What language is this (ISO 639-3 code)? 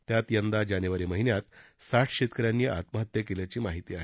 mar